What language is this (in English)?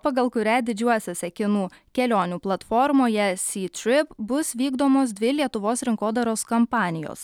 Lithuanian